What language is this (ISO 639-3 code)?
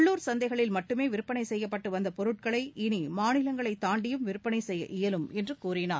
tam